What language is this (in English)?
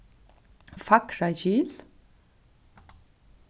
Faroese